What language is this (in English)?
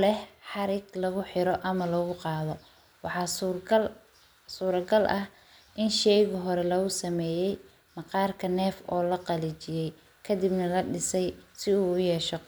Somali